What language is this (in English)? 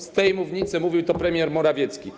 Polish